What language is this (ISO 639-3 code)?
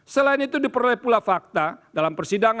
ind